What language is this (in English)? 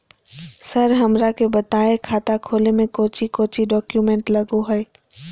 Magahi